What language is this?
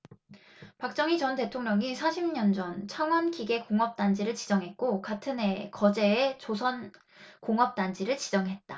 Korean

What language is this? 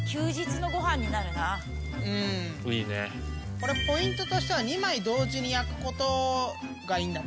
Japanese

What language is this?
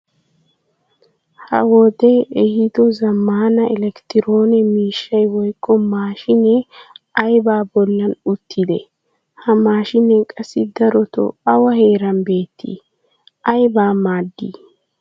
Wolaytta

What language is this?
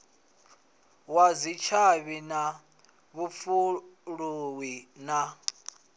Venda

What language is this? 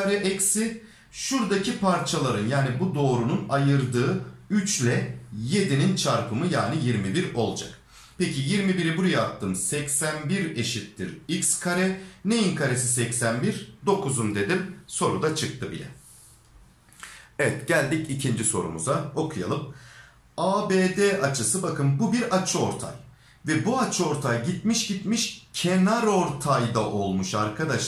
Turkish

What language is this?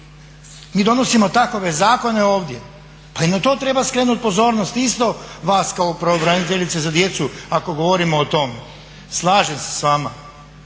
Croatian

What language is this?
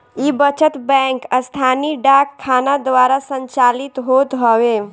Bhojpuri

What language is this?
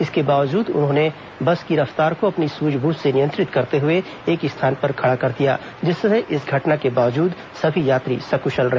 Hindi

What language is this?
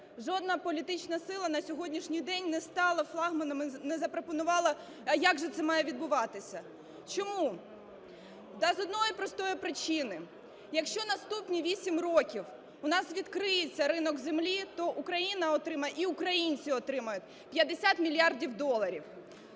Ukrainian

